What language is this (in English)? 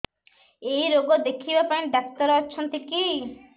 Odia